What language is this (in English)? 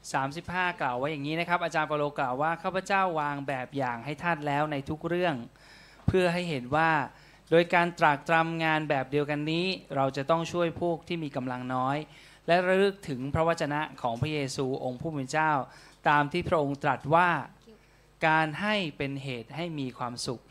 Thai